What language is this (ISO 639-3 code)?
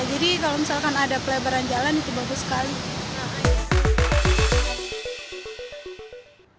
ind